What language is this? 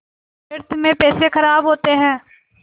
Hindi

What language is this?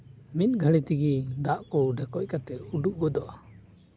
Santali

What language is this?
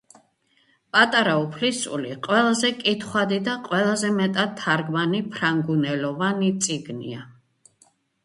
Georgian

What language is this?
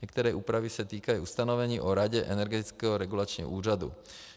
Czech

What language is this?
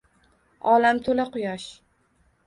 Uzbek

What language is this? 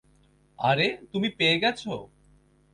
Bangla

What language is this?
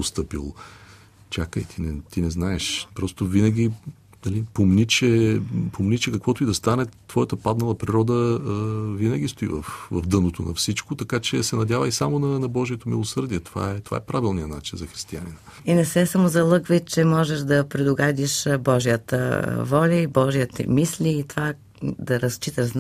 Bulgarian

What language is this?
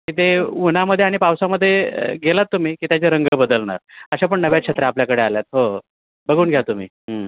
Marathi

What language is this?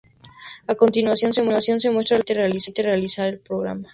Spanish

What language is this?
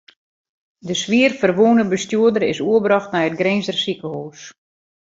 Western Frisian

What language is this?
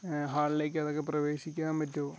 Malayalam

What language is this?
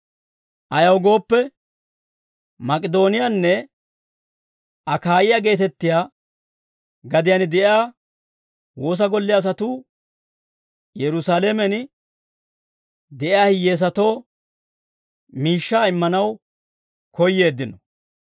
Dawro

